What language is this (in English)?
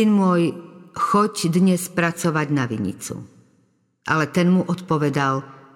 Slovak